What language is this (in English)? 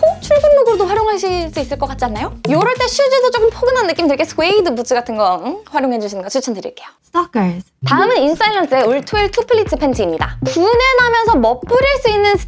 Korean